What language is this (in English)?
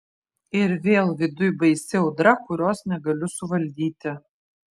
Lithuanian